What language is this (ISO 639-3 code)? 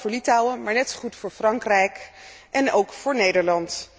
nld